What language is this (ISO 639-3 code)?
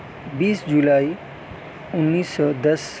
urd